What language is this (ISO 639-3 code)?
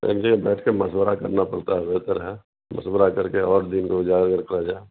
urd